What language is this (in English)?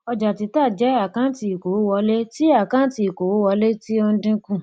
Yoruba